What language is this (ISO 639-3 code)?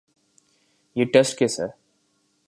urd